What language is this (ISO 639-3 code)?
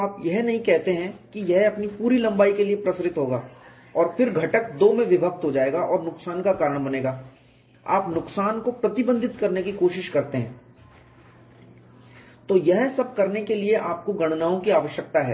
hin